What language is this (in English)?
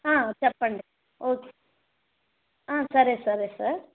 Telugu